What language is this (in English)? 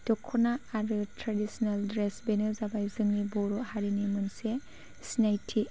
Bodo